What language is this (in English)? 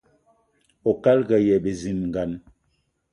Eton (Cameroon)